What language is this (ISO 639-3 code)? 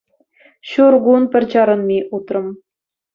chv